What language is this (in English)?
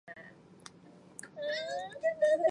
Chinese